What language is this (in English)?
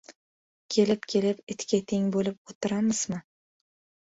Uzbek